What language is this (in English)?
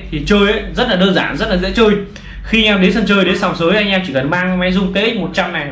Vietnamese